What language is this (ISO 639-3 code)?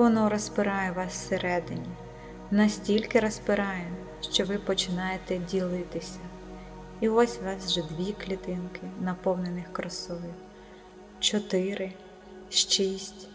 ukr